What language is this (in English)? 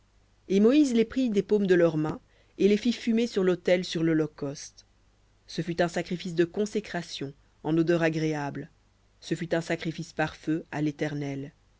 French